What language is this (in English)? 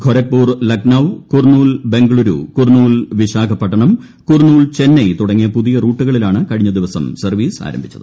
Malayalam